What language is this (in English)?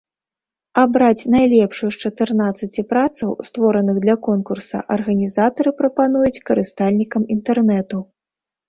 Belarusian